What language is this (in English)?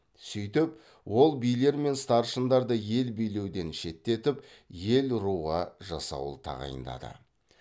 Kazakh